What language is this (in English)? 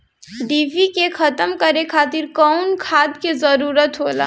Bhojpuri